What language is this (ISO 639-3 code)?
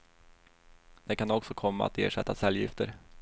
swe